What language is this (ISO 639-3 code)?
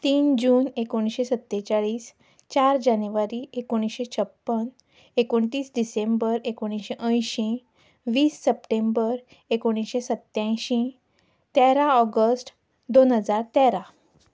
kok